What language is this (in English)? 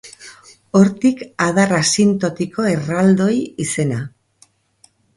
Basque